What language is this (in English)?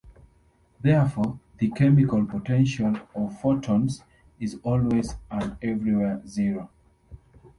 English